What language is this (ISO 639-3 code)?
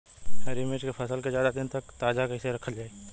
bho